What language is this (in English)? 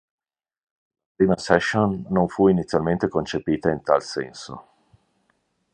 Italian